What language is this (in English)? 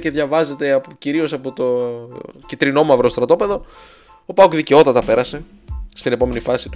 Greek